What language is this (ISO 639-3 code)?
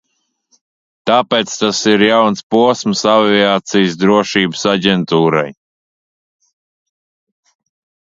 lav